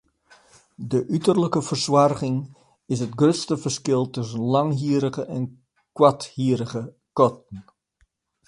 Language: Western Frisian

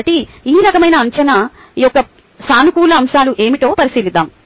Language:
Telugu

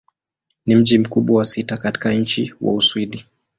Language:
Swahili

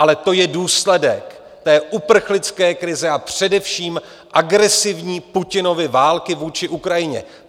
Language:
Czech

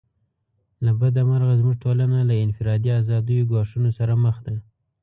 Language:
Pashto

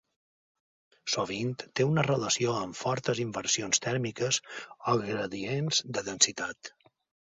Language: Catalan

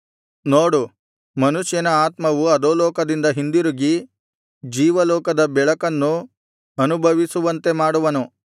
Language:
Kannada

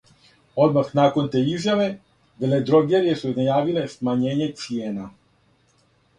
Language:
Serbian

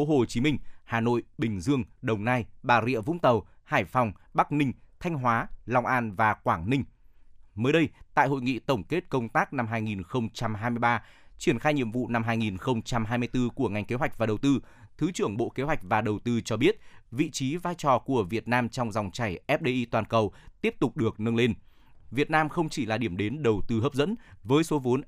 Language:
Vietnamese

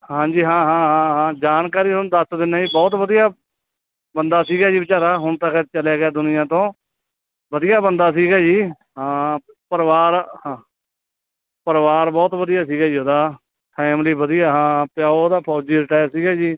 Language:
Punjabi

